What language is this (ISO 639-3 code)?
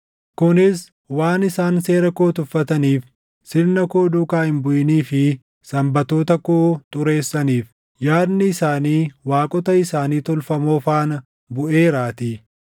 orm